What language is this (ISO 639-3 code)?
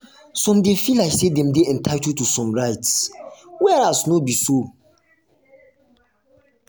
pcm